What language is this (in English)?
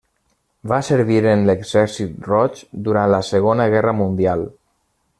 Catalan